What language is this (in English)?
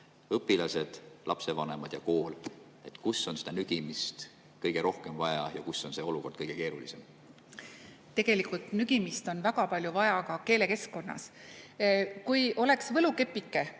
Estonian